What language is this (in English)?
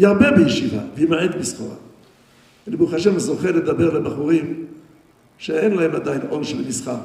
Hebrew